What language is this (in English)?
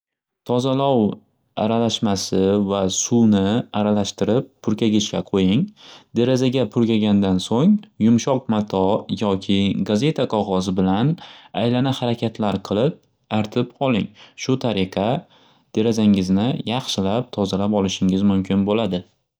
Uzbek